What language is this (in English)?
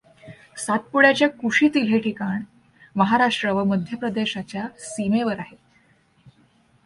Marathi